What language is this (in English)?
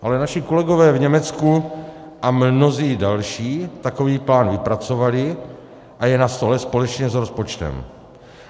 Czech